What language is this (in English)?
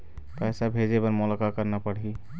Chhattisgarhi